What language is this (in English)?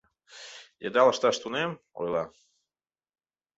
Mari